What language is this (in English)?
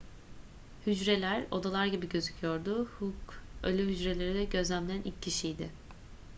Turkish